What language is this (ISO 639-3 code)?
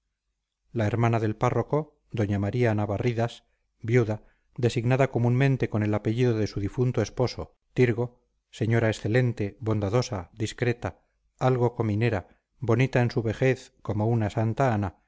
spa